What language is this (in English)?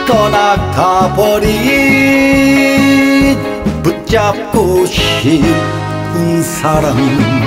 Korean